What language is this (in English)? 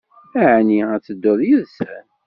Kabyle